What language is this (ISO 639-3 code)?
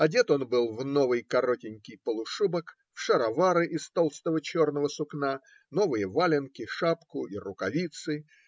rus